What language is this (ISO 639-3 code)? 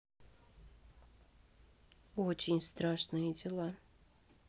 rus